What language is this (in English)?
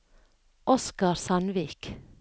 Norwegian